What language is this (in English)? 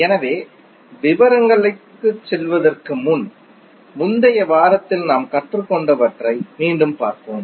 Tamil